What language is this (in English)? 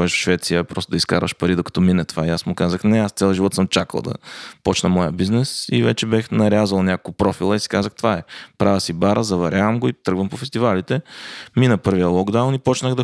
Bulgarian